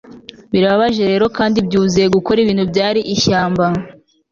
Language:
Kinyarwanda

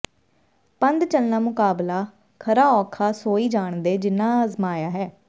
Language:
Punjabi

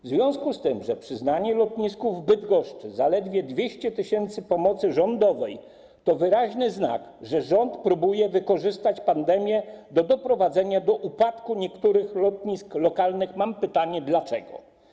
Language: Polish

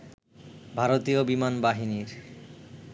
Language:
Bangla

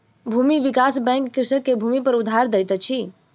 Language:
Maithili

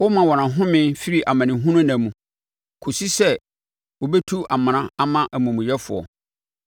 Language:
Akan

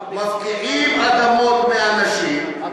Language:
Hebrew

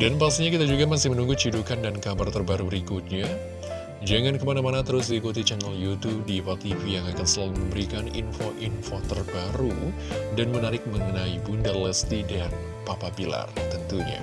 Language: Indonesian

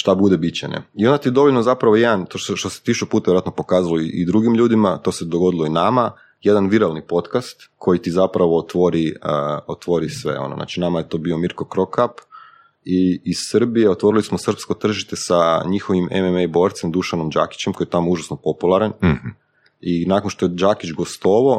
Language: Croatian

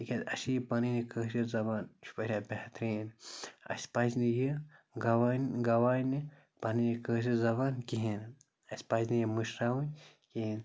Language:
Kashmiri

